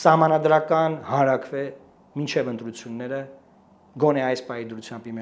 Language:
Romanian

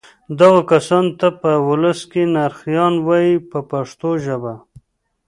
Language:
Pashto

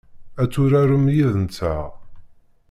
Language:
Kabyle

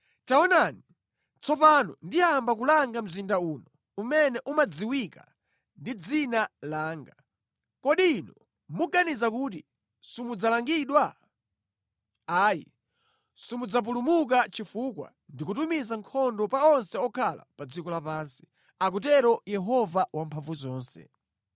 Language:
Nyanja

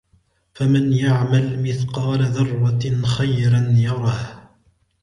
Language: Arabic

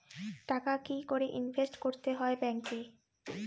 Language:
Bangla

